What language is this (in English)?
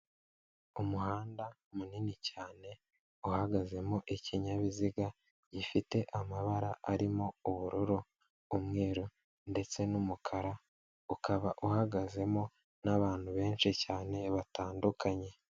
Kinyarwanda